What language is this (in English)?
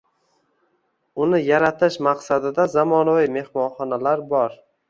Uzbek